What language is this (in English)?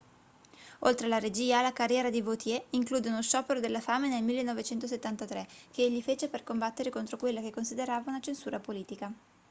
Italian